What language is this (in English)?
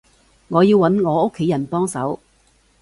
Cantonese